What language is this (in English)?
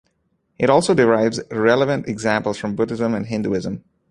English